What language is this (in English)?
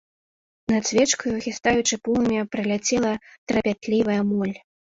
Belarusian